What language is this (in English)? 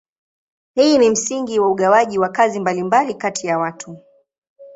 Swahili